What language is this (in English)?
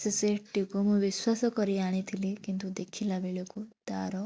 Odia